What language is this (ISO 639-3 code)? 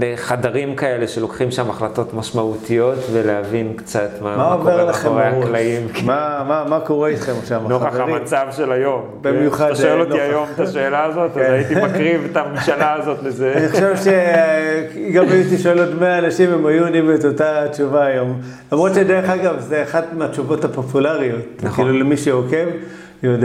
heb